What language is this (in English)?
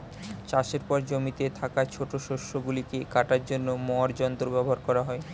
Bangla